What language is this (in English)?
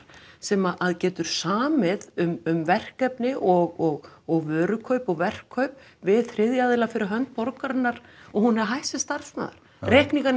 Icelandic